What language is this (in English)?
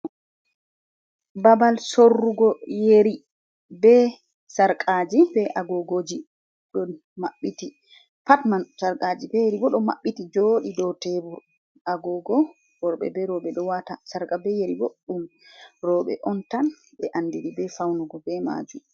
Fula